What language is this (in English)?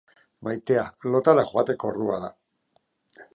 Basque